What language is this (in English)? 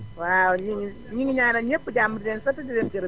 Wolof